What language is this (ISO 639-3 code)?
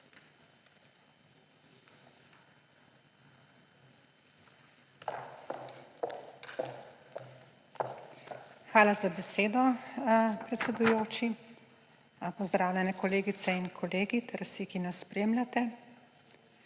slv